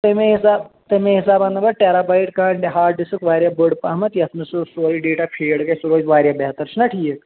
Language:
Kashmiri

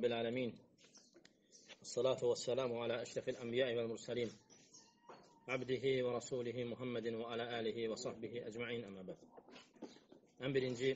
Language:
Turkish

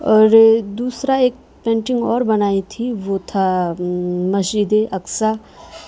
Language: Urdu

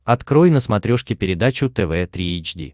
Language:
Russian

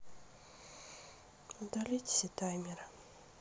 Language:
Russian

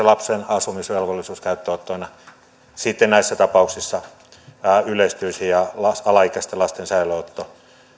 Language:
Finnish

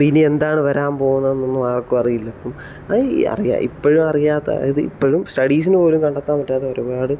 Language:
Malayalam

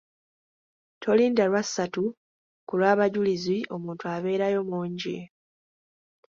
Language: Ganda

